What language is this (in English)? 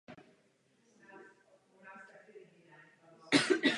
Czech